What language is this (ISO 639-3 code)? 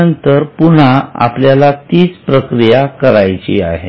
mar